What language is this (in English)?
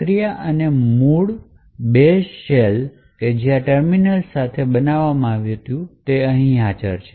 Gujarati